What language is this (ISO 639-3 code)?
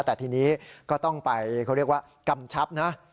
tha